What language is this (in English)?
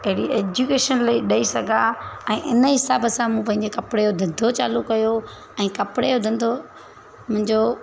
Sindhi